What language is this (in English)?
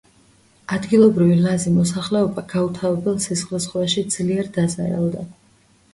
Georgian